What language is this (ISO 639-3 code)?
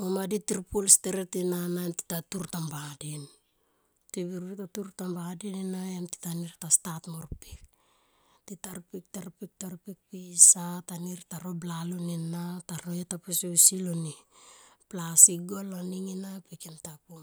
tqp